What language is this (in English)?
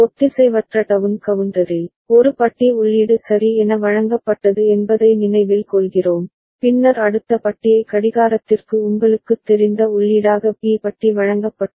Tamil